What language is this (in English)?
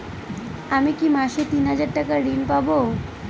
Bangla